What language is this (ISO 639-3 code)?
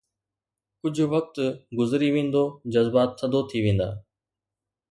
snd